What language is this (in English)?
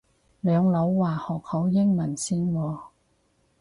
Cantonese